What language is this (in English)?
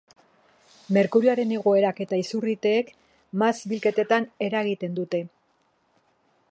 Basque